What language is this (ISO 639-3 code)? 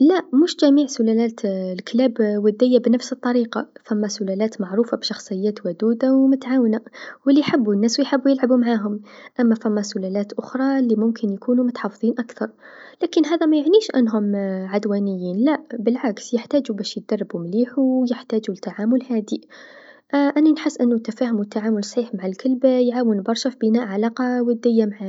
aeb